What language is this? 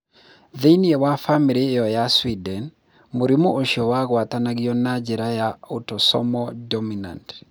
Kikuyu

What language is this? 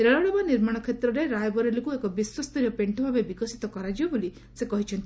Odia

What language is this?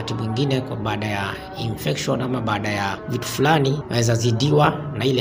Swahili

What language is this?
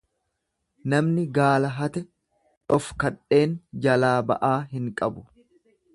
Oromo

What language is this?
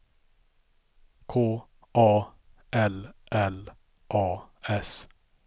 Swedish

